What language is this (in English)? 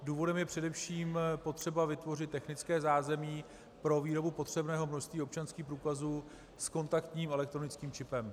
Czech